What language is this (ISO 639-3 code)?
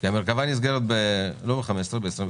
heb